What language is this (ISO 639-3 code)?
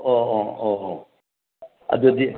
mni